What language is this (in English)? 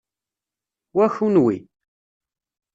Kabyle